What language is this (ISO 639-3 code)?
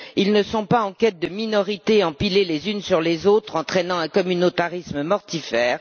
fra